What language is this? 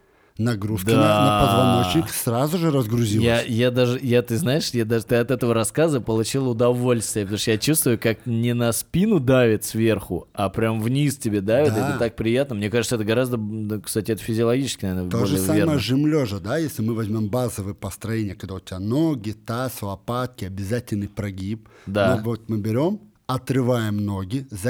Russian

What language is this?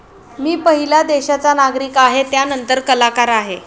Marathi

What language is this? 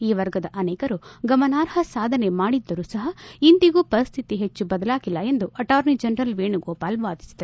Kannada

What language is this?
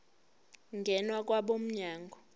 Zulu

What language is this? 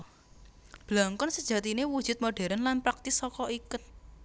Javanese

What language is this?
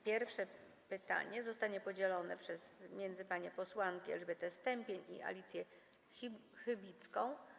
Polish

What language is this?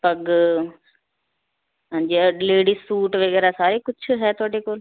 Punjabi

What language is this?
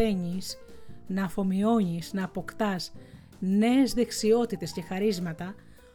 Greek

